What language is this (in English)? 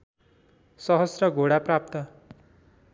Nepali